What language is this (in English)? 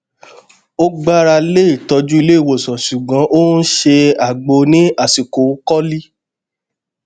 Yoruba